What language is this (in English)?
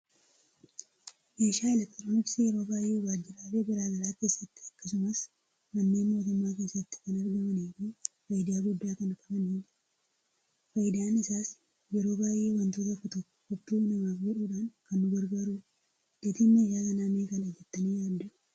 Oromo